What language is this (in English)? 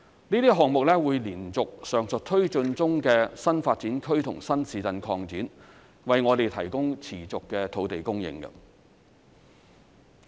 Cantonese